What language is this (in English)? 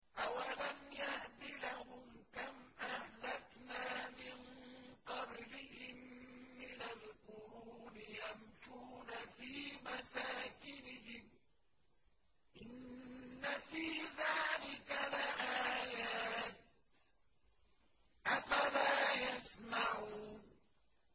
Arabic